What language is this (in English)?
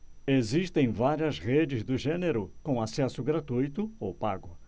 Portuguese